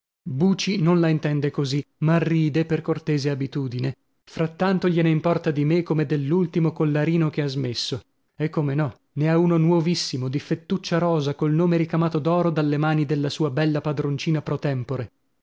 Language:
Italian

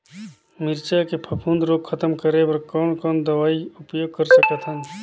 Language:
Chhattisgarhi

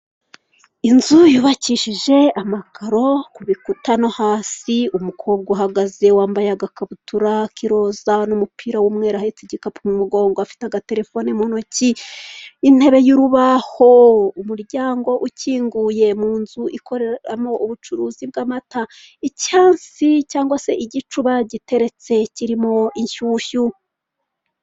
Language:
Kinyarwanda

